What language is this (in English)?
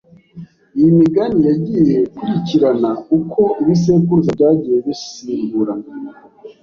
Kinyarwanda